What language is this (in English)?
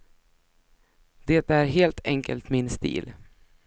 Swedish